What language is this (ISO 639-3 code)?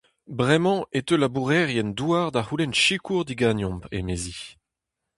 bre